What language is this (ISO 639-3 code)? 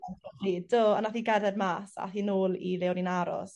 cym